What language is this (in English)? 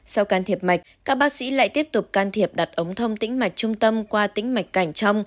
Vietnamese